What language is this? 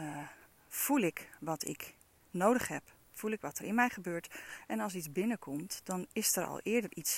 Dutch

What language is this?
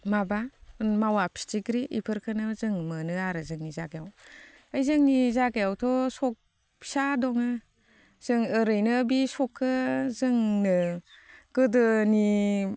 Bodo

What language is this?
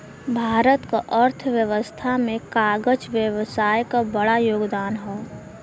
Bhojpuri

